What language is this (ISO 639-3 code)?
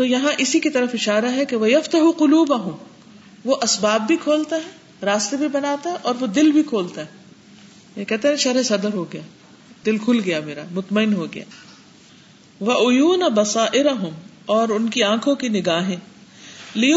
urd